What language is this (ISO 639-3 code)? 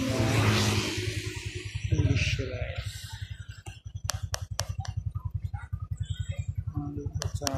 ind